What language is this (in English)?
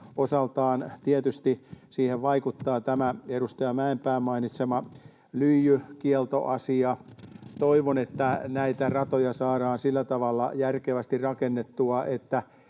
Finnish